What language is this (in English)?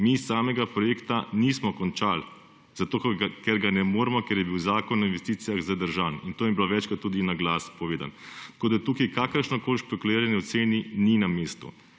Slovenian